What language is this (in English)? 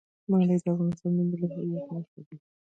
Pashto